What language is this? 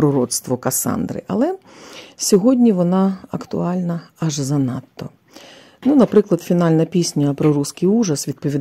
Ukrainian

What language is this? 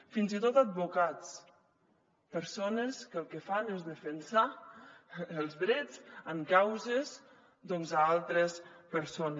Catalan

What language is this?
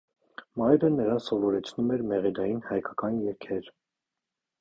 Armenian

